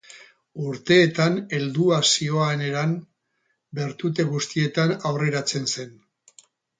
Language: Basque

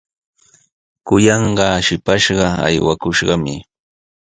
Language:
Sihuas Ancash Quechua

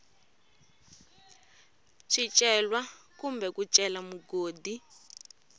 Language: Tsonga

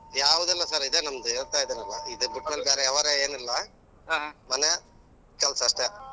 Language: Kannada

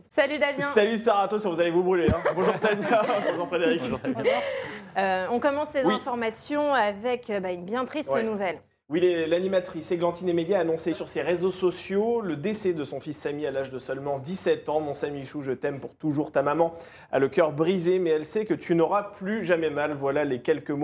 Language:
French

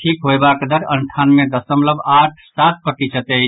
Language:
Maithili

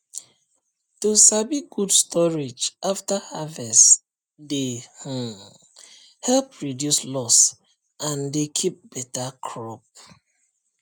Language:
Nigerian Pidgin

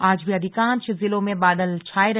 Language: Hindi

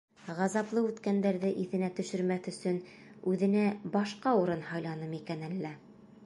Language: Bashkir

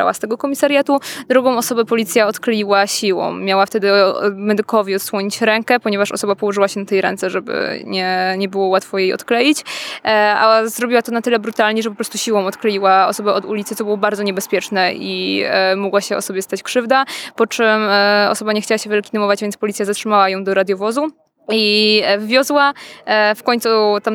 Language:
Polish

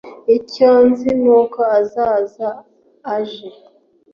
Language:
Kinyarwanda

